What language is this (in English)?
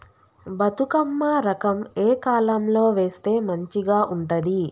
Telugu